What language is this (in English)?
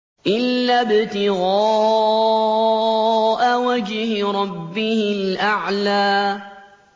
Arabic